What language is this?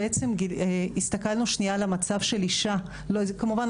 Hebrew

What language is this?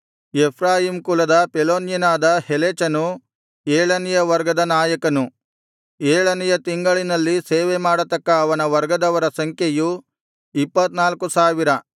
Kannada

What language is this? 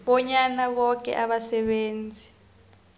South Ndebele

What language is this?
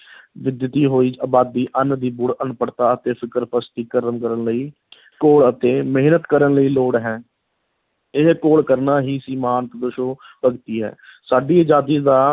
Punjabi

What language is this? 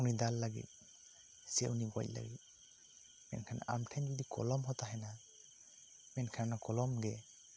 Santali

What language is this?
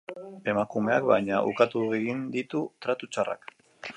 Basque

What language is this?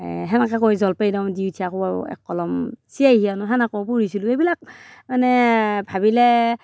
Assamese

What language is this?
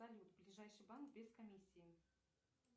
Russian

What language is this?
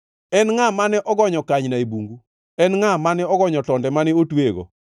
Luo (Kenya and Tanzania)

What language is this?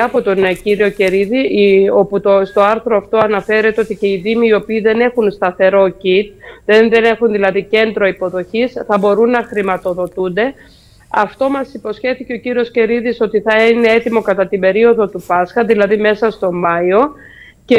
Greek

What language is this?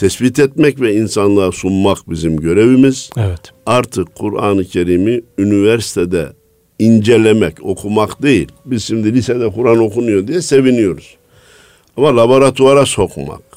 Turkish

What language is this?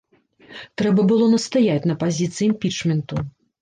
Belarusian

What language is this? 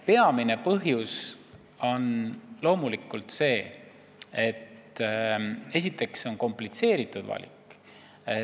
Estonian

